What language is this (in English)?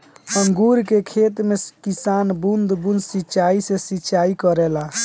Bhojpuri